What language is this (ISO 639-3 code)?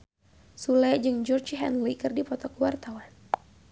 sun